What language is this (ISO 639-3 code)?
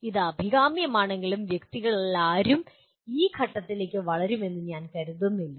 mal